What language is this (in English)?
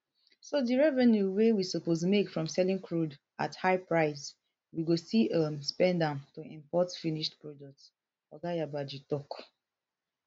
Nigerian Pidgin